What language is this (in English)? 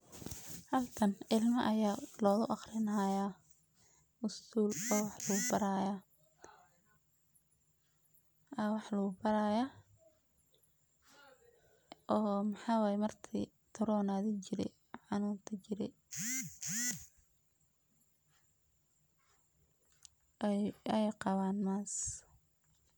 Somali